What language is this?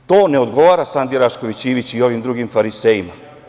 Serbian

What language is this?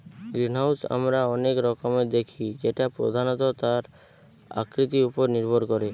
Bangla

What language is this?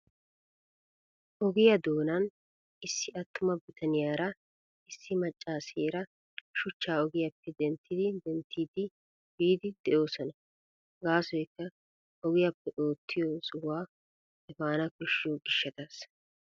Wolaytta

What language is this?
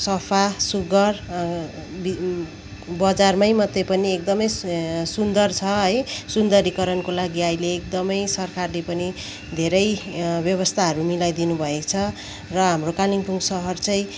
Nepali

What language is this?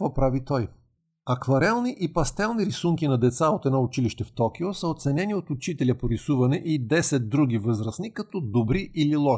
Bulgarian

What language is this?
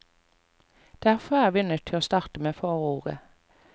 Norwegian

